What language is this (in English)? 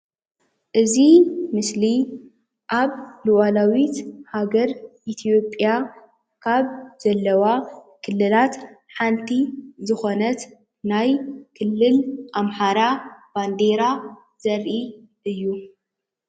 Tigrinya